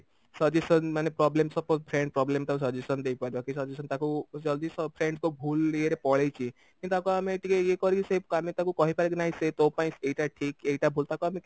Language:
Odia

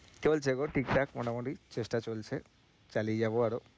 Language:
Bangla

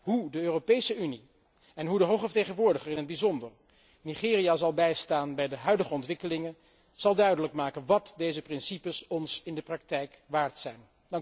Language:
Dutch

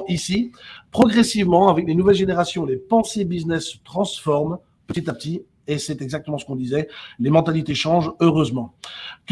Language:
French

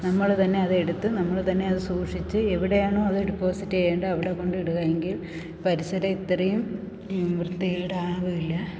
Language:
Malayalam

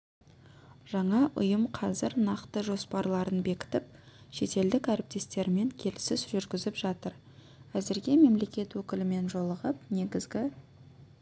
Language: Kazakh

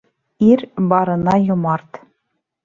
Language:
Bashkir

